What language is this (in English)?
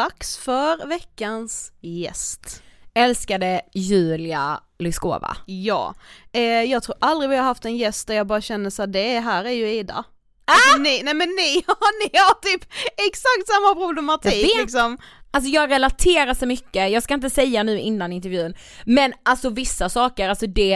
Swedish